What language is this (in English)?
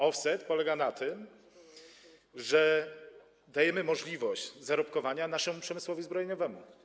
Polish